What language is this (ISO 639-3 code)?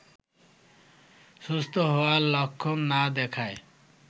ben